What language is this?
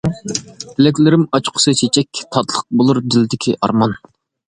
Uyghur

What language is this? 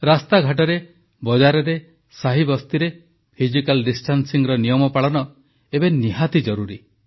Odia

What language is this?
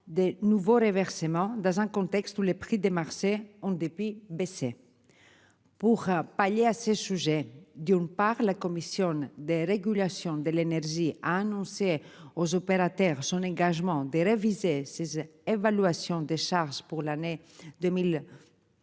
French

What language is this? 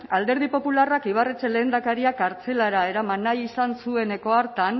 Basque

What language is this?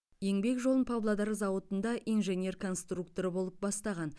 Kazakh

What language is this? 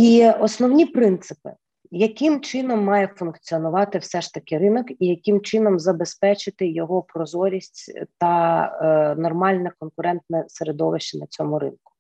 Ukrainian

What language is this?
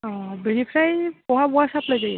Bodo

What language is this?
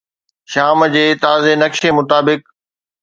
Sindhi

